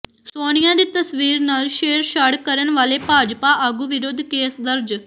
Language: Punjabi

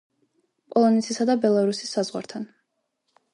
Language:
Georgian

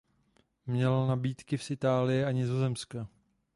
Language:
Czech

